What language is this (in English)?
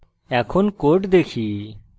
Bangla